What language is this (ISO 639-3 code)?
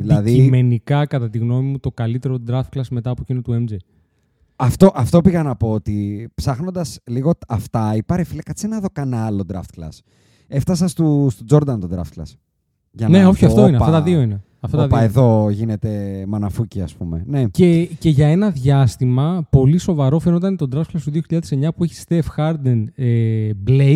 ell